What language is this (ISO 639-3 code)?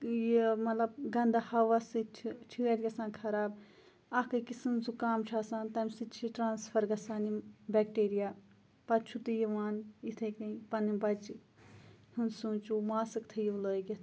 kas